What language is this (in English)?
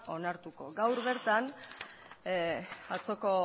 Basque